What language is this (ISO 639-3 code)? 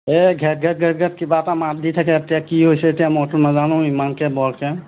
asm